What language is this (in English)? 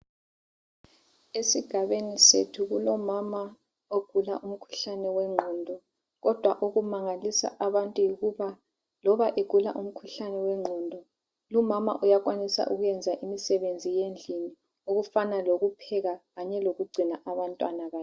North Ndebele